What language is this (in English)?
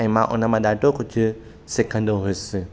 Sindhi